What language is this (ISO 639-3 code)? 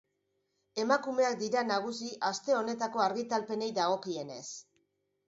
eus